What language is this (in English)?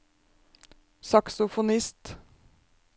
Norwegian